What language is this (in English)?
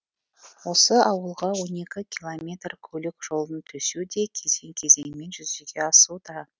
Kazakh